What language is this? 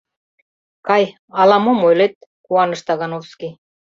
Mari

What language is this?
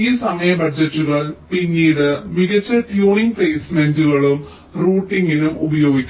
Malayalam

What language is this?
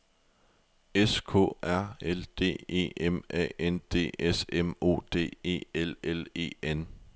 Danish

